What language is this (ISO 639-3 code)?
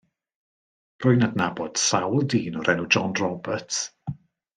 cym